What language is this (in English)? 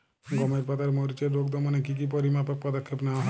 Bangla